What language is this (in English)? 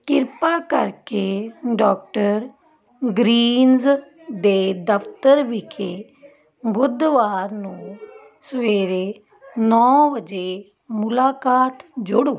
Punjabi